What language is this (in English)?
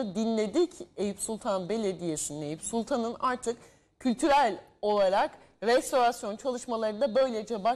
Turkish